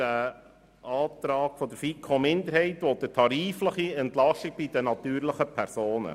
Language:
Swiss German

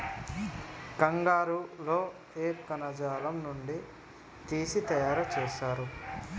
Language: Telugu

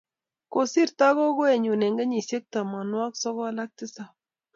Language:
Kalenjin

